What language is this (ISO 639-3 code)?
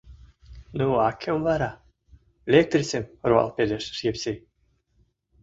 chm